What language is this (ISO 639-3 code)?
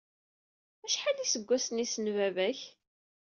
kab